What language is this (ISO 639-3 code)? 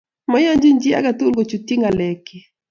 kln